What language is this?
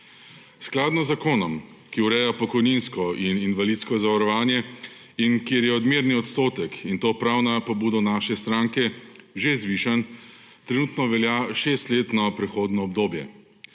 Slovenian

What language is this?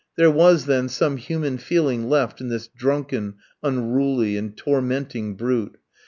English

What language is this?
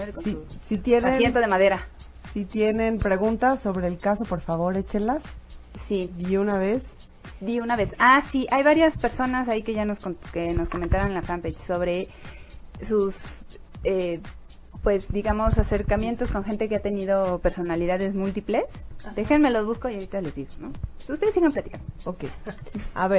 Spanish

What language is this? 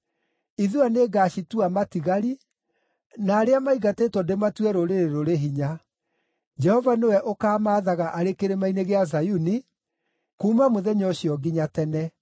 Kikuyu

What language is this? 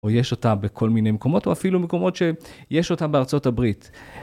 Hebrew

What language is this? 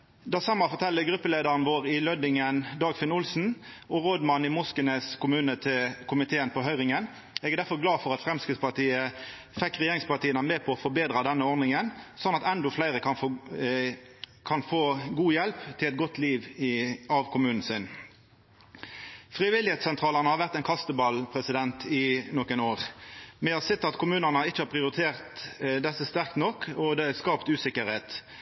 Norwegian Nynorsk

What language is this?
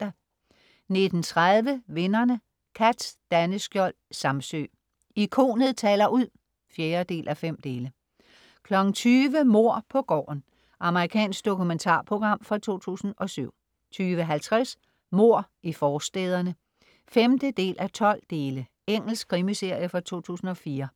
Danish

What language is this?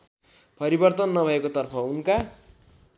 Nepali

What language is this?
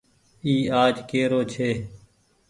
Goaria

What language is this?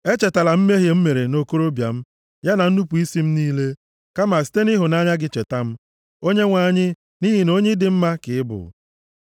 Igbo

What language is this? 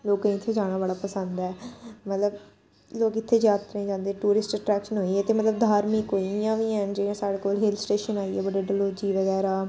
Dogri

